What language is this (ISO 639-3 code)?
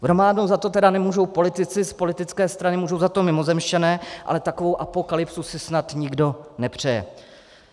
ces